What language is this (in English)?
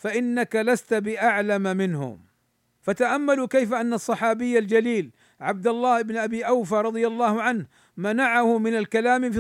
Arabic